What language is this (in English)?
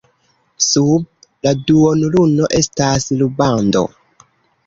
Esperanto